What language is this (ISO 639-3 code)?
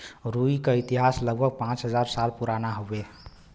bho